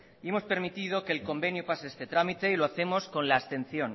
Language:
Spanish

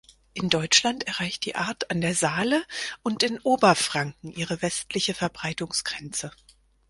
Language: German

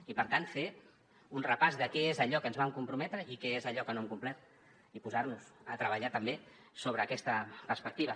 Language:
Catalan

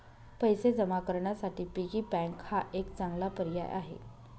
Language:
Marathi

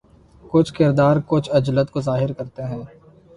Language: Urdu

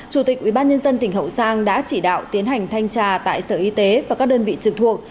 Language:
Vietnamese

